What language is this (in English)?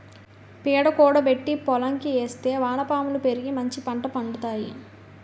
Telugu